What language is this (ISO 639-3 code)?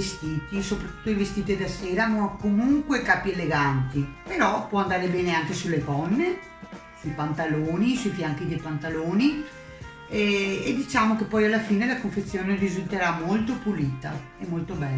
ita